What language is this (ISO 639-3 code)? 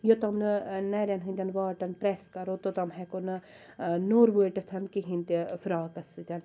kas